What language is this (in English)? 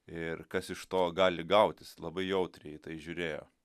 Lithuanian